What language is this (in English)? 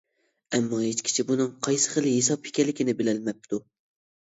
Uyghur